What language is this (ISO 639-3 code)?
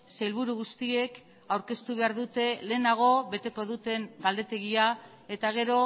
eus